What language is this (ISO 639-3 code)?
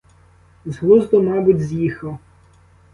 ukr